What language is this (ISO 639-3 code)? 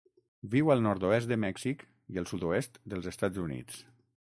cat